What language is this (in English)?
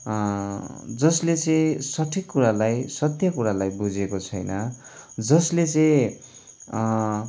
Nepali